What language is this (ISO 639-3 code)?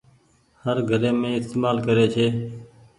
gig